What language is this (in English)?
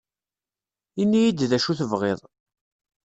Kabyle